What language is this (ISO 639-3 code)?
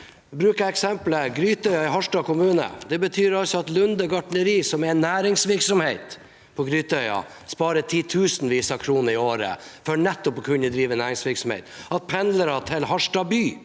nor